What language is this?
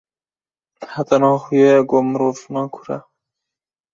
Kurdish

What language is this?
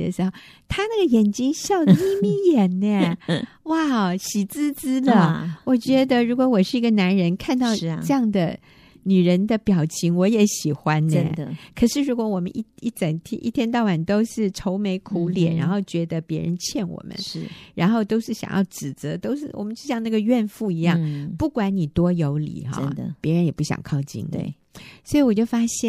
Chinese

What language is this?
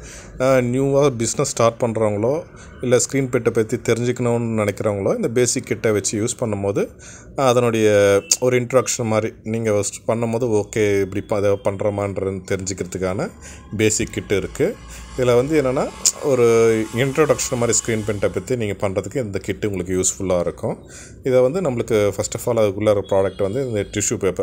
Tamil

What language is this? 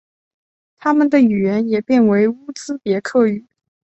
Chinese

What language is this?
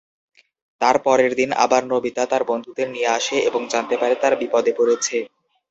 Bangla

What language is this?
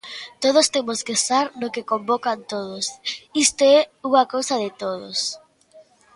Galician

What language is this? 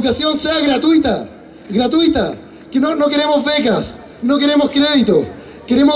Spanish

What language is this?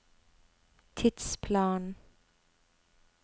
Norwegian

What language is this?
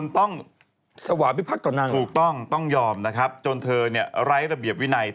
Thai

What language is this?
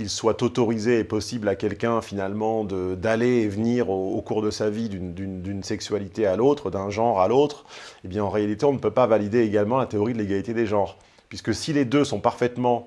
French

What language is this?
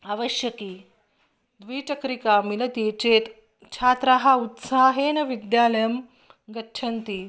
Sanskrit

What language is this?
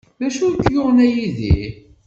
Kabyle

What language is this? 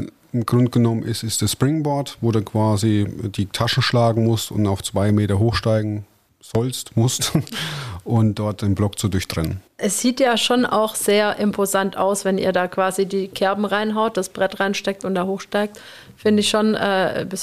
German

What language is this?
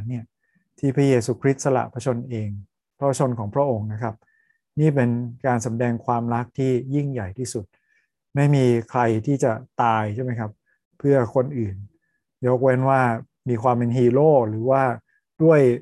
Thai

